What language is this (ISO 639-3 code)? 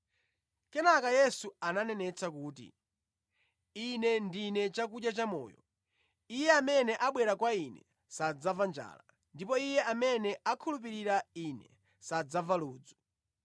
nya